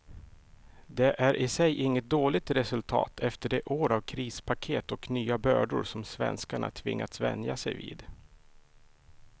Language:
Swedish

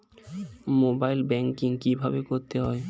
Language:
Bangla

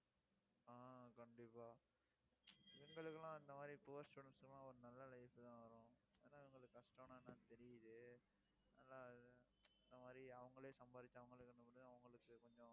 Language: Tamil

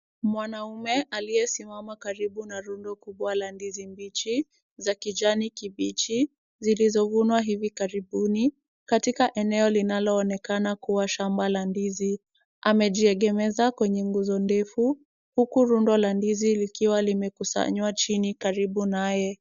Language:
Swahili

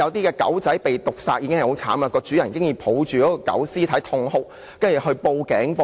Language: Cantonese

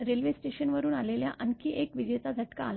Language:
Marathi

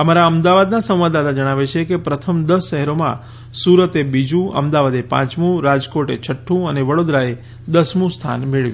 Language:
Gujarati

